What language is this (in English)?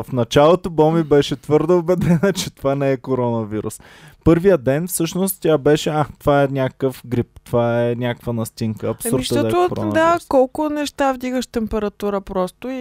Bulgarian